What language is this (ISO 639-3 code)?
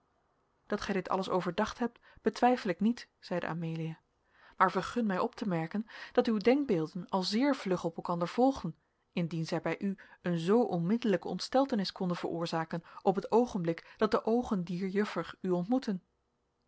nld